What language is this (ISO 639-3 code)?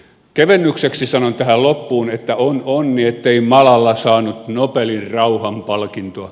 fin